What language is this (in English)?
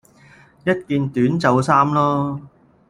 Cantonese